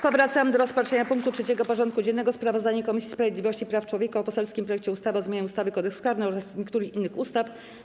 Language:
Polish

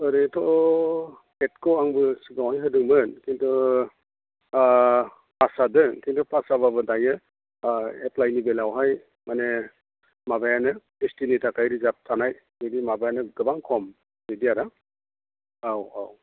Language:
Bodo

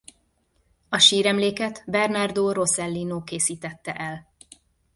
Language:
Hungarian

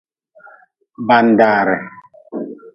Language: Nawdm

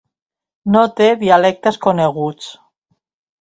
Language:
Catalan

